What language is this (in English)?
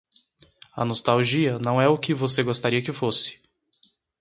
Portuguese